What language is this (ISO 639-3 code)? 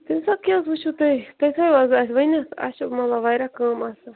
kas